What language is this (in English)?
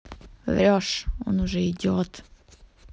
Russian